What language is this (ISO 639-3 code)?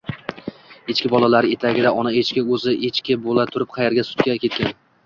uzb